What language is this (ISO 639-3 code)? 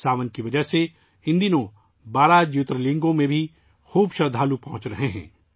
urd